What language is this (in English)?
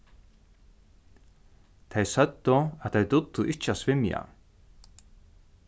Faroese